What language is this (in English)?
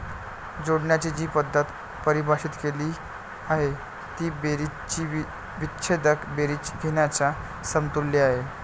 Marathi